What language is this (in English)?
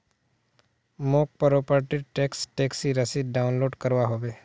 Magahi